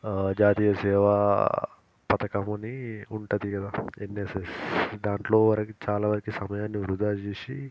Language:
Telugu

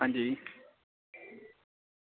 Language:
Dogri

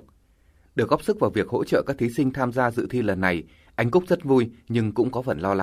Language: Vietnamese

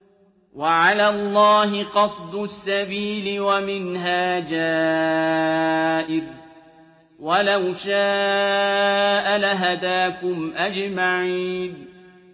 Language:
Arabic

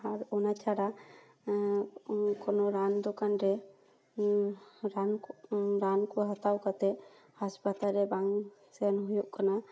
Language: Santali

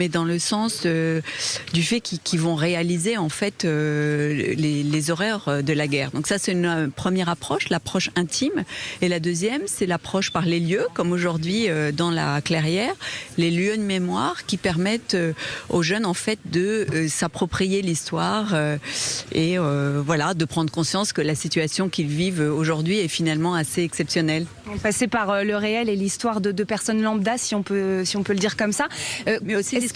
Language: French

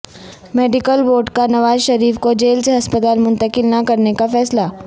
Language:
Urdu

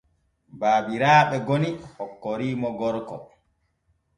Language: Borgu Fulfulde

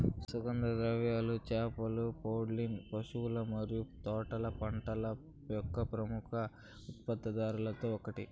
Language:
Telugu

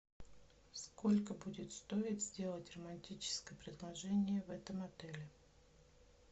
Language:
Russian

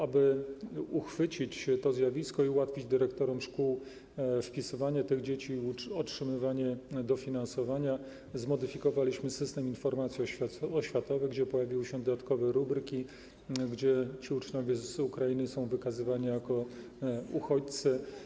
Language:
Polish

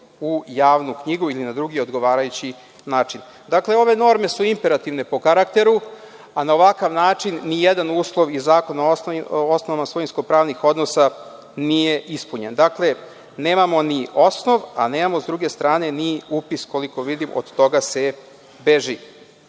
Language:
Serbian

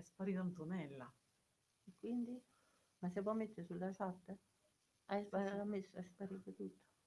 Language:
Italian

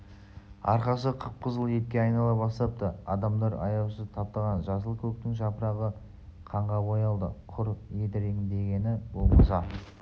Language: Kazakh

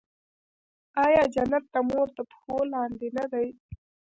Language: Pashto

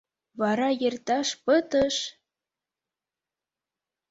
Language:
Mari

